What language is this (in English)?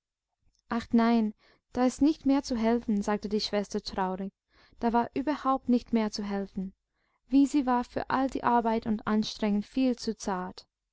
German